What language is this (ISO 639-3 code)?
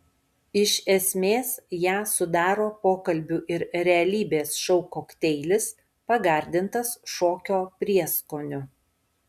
lit